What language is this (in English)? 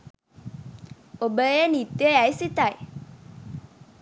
Sinhala